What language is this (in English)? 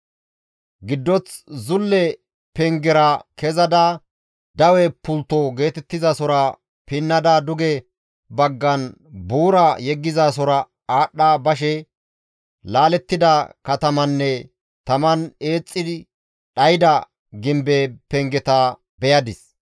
Gamo